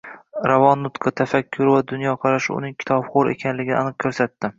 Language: Uzbek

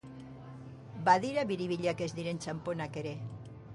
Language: Basque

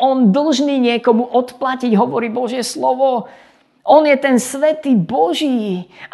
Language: Slovak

